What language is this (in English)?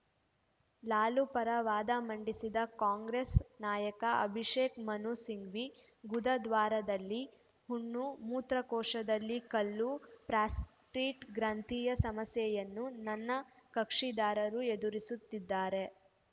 Kannada